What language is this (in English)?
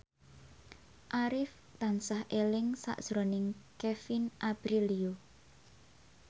Javanese